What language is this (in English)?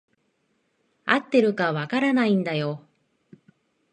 Japanese